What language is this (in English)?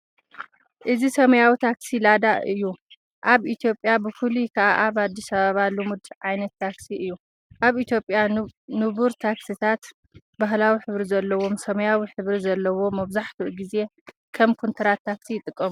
Tigrinya